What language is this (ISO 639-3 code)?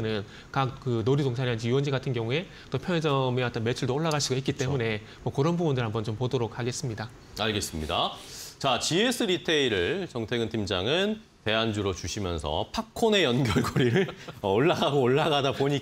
kor